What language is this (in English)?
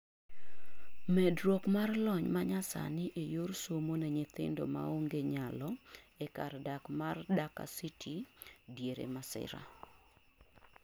Luo (Kenya and Tanzania)